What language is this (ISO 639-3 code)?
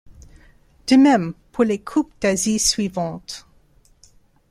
fra